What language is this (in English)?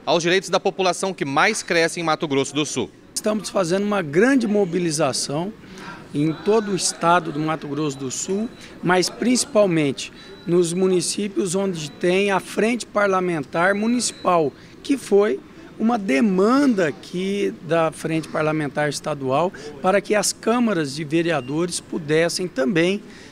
Portuguese